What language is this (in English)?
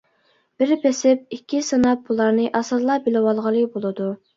Uyghur